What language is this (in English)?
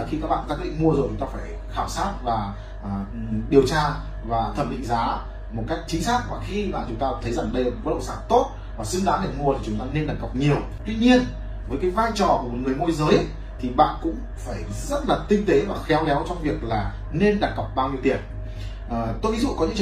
Vietnamese